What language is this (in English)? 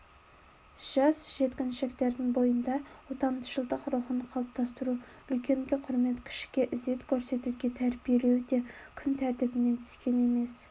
Kazakh